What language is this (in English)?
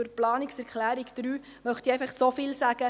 Swiss German